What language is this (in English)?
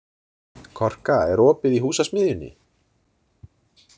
Icelandic